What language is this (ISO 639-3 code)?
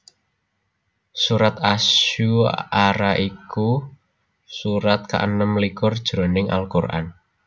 jav